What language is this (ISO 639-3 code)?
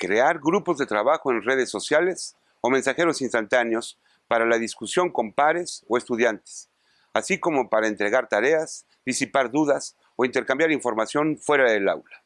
spa